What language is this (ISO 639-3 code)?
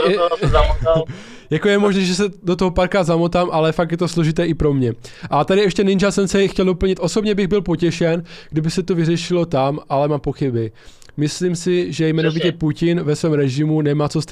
ces